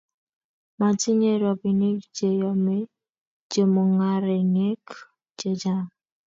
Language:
Kalenjin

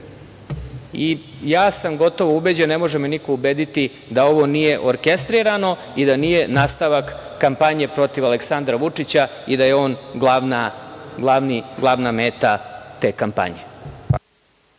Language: Serbian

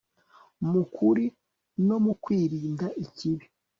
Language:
Kinyarwanda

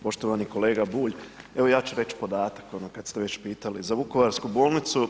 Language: Croatian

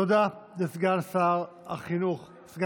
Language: Hebrew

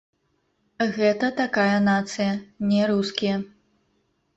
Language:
Belarusian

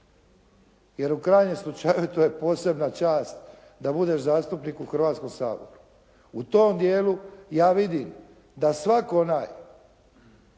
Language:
Croatian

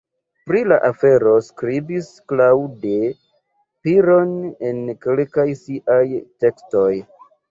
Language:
Esperanto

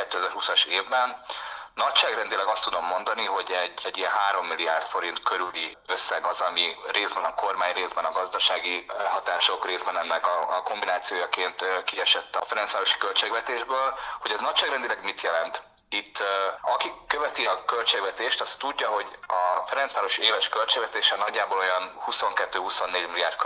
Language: Hungarian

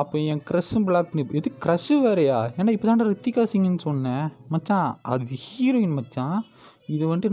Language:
Tamil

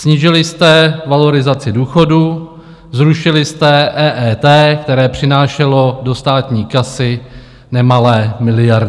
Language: Czech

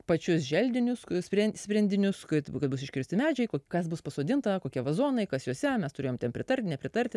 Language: Lithuanian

